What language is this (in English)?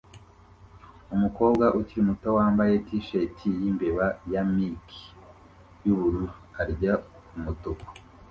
Kinyarwanda